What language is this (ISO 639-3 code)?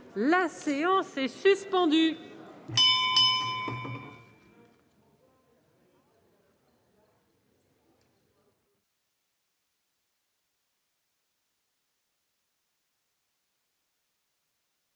fra